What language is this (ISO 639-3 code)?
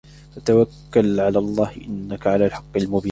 ara